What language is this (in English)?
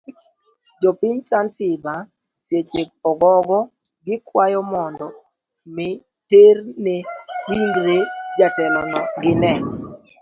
Luo (Kenya and Tanzania)